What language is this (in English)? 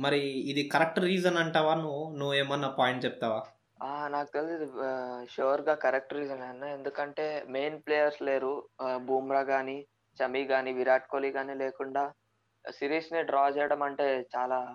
Telugu